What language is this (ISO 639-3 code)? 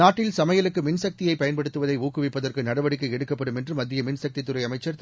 tam